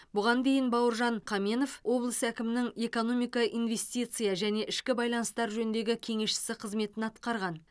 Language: Kazakh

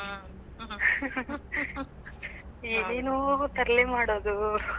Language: Kannada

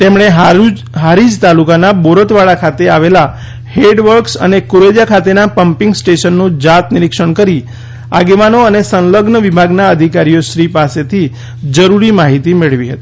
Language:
Gujarati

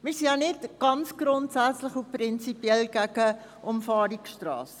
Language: Swiss German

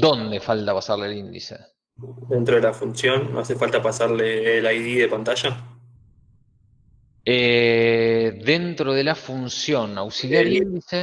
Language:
Spanish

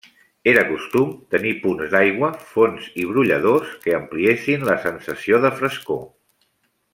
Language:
Catalan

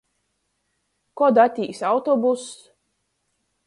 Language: Latgalian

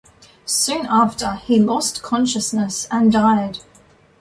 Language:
English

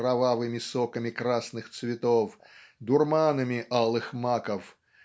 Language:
Russian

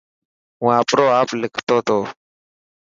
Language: Dhatki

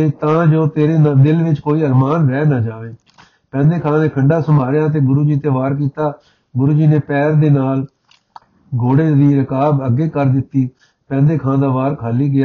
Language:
Punjabi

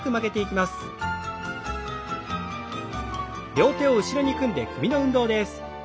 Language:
Japanese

